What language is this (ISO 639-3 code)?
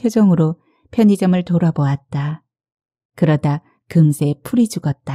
kor